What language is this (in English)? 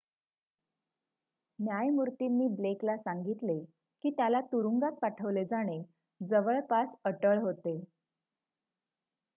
Marathi